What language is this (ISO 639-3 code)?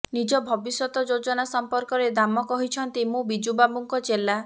ori